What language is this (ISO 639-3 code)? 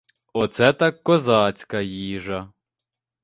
ukr